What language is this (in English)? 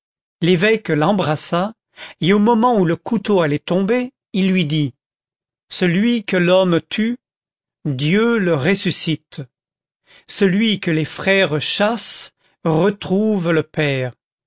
French